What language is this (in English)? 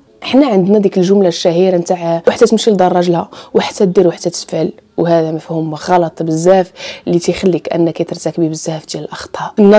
Arabic